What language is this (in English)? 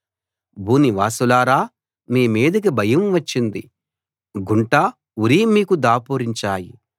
Telugu